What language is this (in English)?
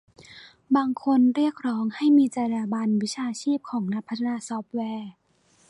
Thai